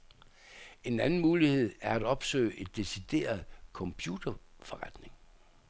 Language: Danish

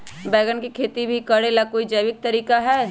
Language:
Magahi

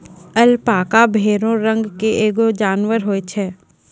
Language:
Maithili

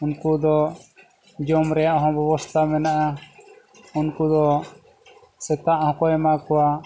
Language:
Santali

